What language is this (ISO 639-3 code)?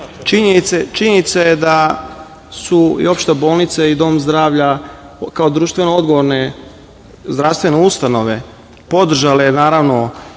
srp